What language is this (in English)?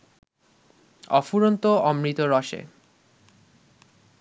Bangla